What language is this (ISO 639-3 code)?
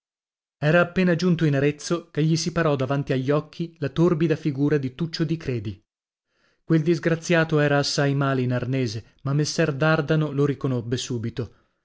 ita